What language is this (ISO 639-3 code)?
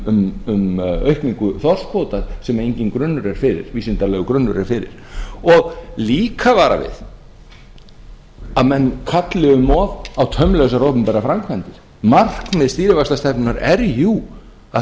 isl